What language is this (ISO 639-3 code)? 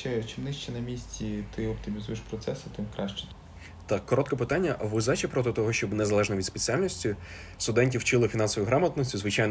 ukr